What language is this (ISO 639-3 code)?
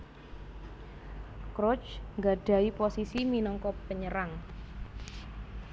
jav